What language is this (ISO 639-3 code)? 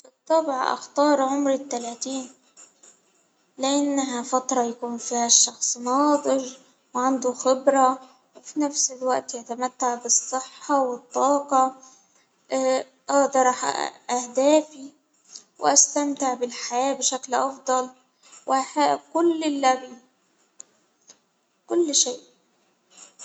acw